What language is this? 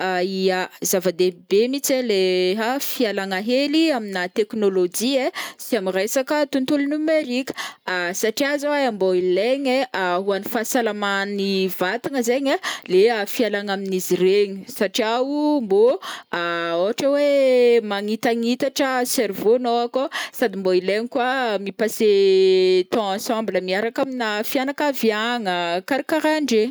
Northern Betsimisaraka Malagasy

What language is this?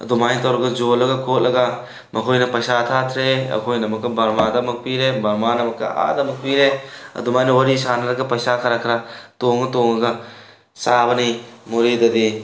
Manipuri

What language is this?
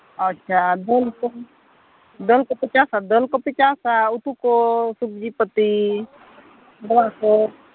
Santali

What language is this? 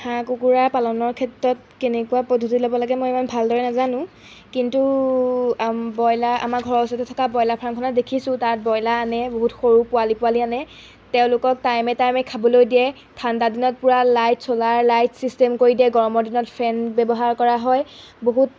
Assamese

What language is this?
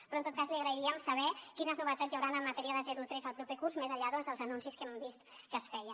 Catalan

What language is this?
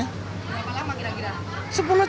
Indonesian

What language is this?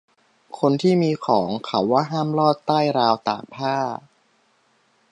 Thai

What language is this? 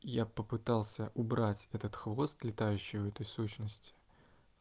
Russian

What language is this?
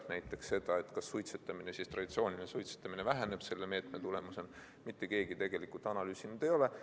Estonian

